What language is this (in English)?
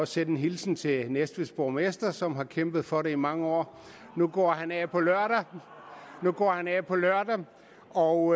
Danish